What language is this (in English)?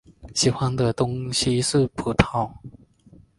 Chinese